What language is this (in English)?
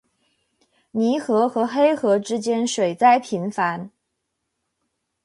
Chinese